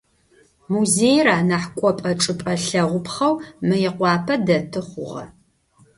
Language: Adyghe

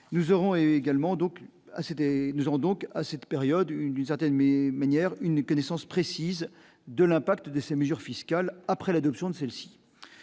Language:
French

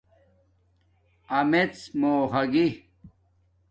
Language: Domaaki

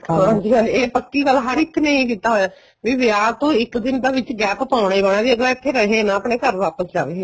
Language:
Punjabi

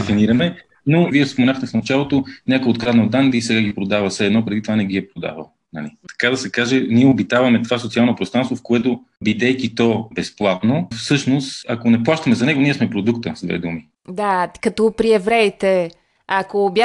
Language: Bulgarian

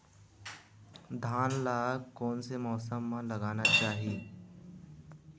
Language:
Chhattisgarhi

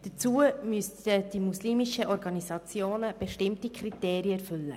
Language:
Swiss German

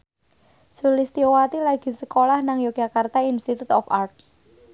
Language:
Javanese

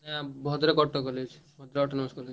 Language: Odia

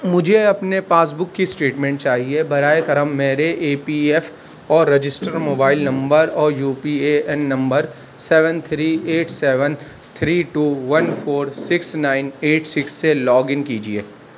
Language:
Urdu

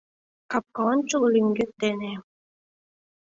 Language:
Mari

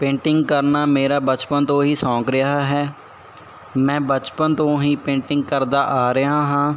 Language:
Punjabi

